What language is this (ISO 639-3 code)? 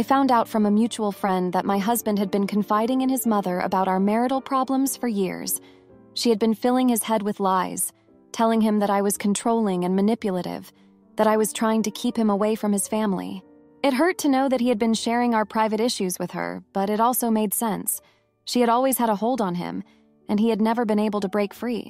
eng